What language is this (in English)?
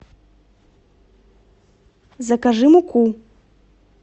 Russian